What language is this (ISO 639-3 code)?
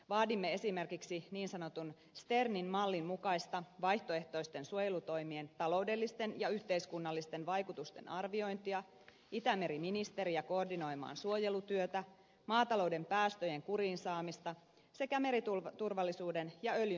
fin